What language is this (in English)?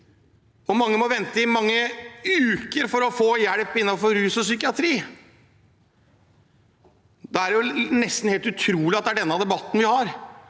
Norwegian